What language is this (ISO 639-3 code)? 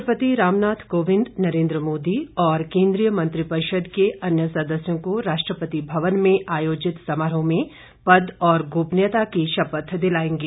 hin